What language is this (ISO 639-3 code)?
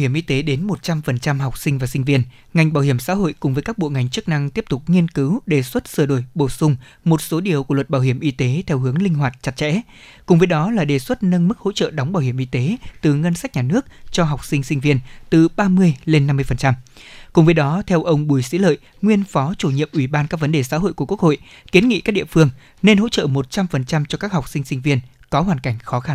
vie